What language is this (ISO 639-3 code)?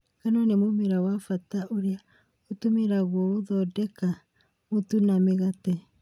kik